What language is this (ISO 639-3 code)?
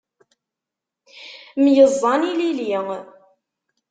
kab